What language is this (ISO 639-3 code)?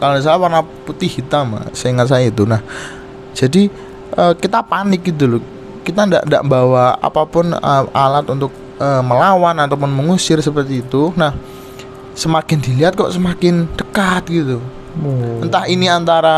ind